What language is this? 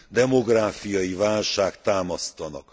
Hungarian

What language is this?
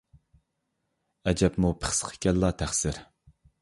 Uyghur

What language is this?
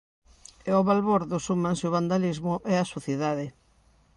Galician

